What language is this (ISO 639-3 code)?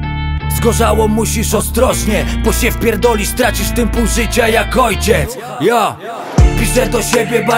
pol